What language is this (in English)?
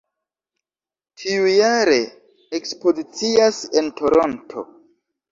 Esperanto